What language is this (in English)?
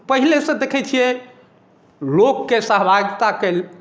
Maithili